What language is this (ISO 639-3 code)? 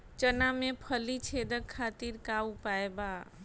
bho